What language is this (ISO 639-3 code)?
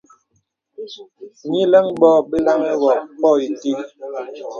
beb